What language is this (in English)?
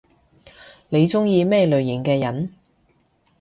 Cantonese